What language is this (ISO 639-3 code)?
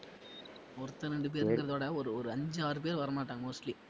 tam